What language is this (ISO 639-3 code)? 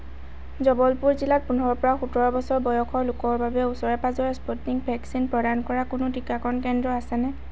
asm